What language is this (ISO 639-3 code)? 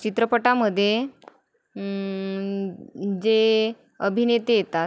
mar